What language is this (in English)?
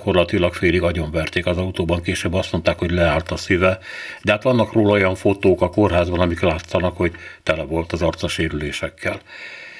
Hungarian